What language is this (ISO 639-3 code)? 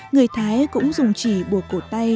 vie